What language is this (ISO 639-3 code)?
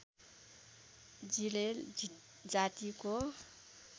nep